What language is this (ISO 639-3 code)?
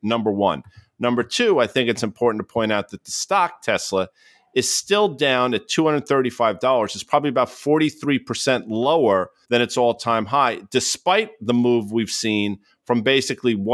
eng